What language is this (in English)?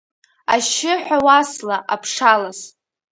Abkhazian